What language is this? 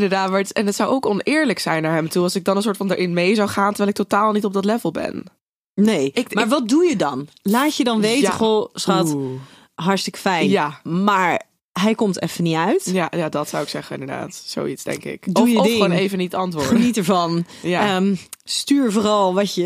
Dutch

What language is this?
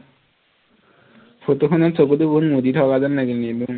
Assamese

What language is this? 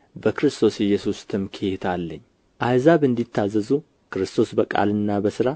Amharic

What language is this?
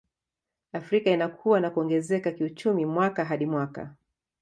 Swahili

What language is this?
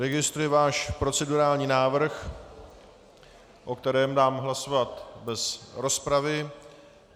Czech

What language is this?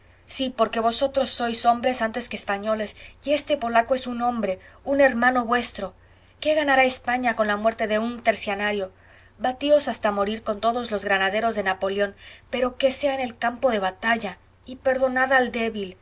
Spanish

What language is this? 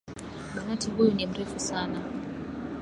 Swahili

